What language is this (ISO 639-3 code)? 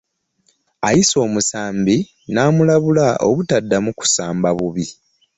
lug